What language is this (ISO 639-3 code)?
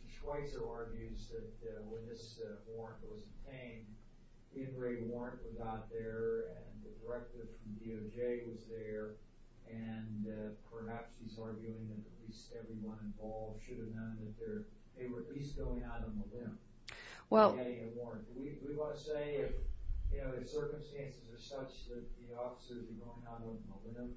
eng